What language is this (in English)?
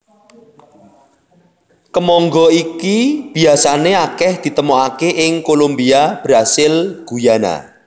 Javanese